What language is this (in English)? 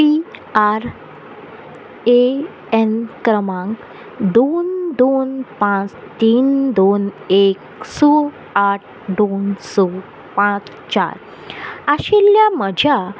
Konkani